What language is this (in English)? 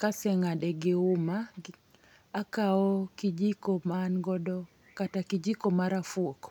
Luo (Kenya and Tanzania)